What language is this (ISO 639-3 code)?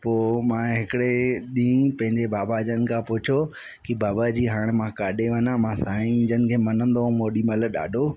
snd